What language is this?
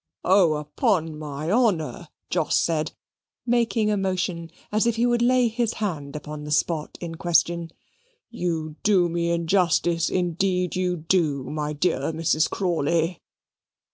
English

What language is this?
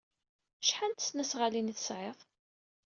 Kabyle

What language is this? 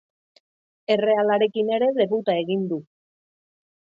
Basque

